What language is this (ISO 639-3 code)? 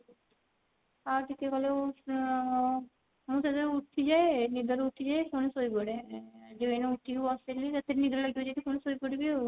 ori